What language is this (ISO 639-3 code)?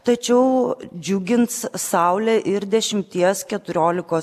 lit